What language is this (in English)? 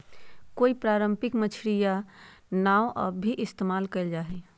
Magahi